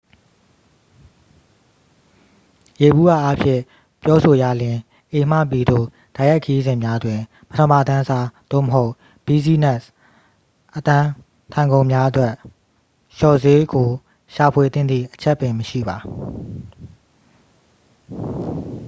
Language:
Burmese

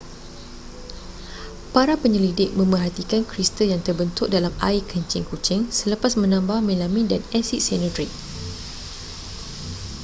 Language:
Malay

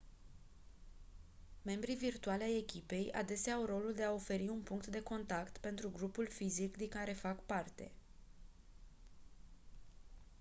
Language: Romanian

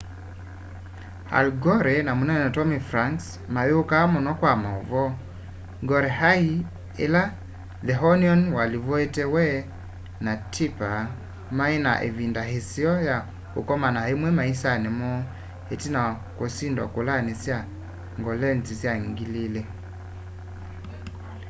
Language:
Kamba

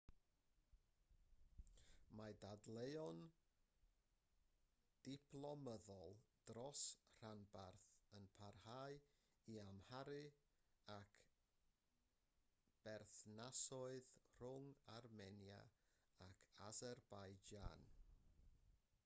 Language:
Welsh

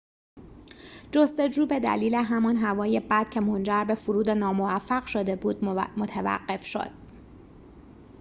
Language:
Persian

